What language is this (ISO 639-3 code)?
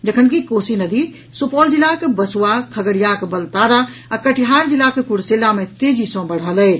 mai